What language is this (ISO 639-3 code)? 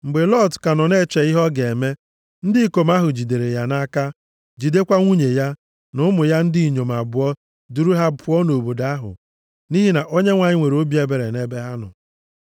ibo